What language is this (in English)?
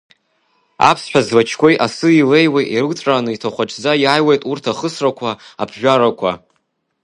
Abkhazian